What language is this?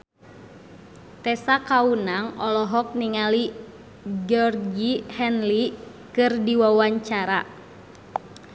Sundanese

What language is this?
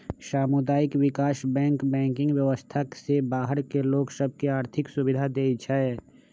Magahi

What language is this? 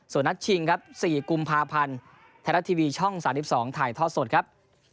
Thai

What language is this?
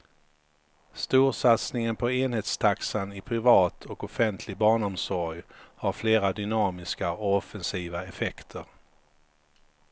Swedish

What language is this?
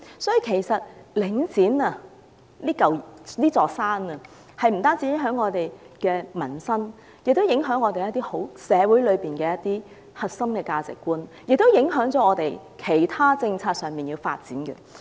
Cantonese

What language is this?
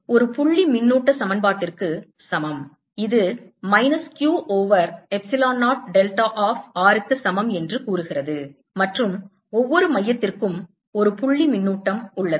Tamil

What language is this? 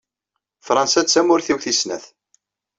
Kabyle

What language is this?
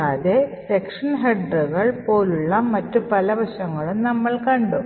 Malayalam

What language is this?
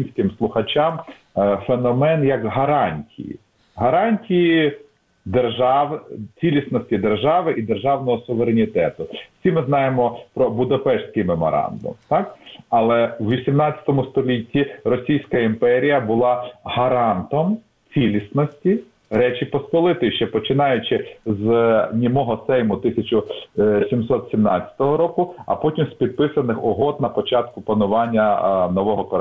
Ukrainian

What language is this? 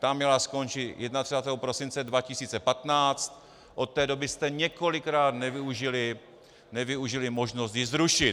Czech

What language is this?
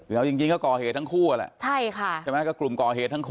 Thai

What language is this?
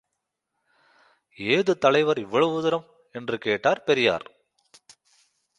Tamil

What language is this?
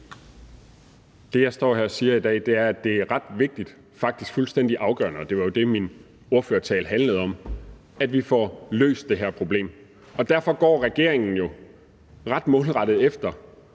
Danish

